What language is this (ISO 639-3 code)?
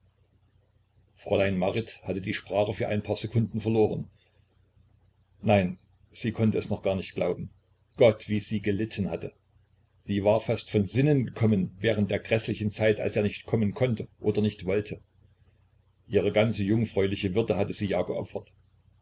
deu